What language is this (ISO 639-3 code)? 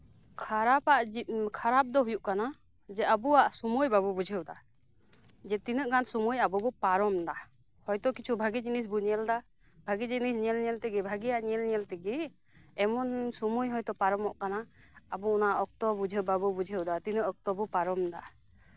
sat